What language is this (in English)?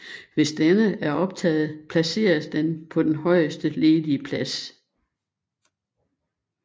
Danish